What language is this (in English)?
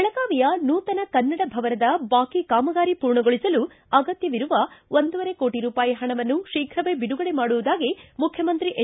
Kannada